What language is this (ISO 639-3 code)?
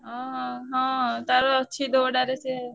ori